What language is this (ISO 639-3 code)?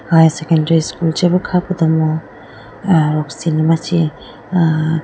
clk